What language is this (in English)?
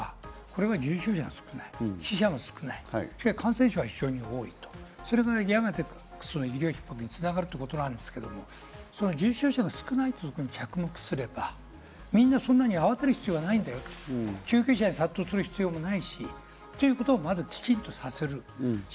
Japanese